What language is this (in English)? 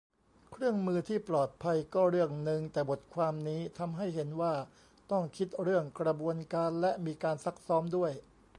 Thai